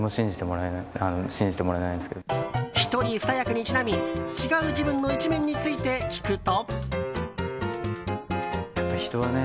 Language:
Japanese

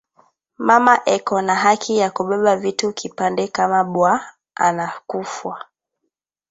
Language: Swahili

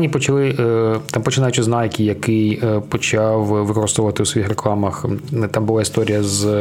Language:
Ukrainian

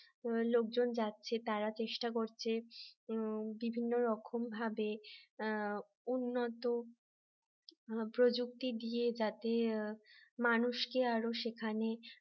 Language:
Bangla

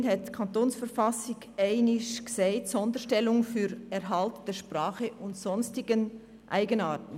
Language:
Swiss German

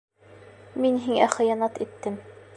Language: Bashkir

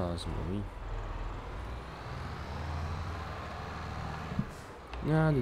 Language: Dutch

